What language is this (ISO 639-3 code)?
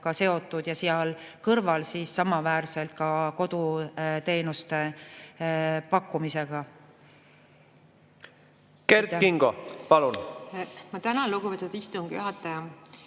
est